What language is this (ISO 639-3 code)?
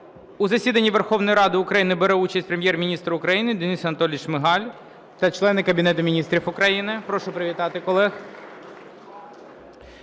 ukr